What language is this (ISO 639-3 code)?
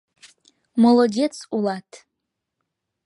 chm